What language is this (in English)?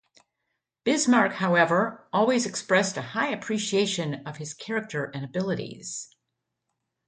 English